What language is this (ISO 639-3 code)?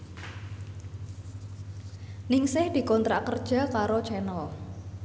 jav